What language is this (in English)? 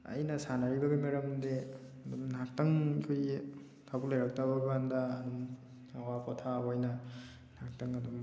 Manipuri